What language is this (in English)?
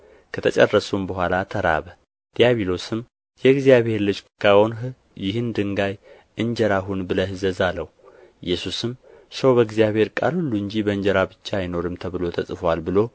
Amharic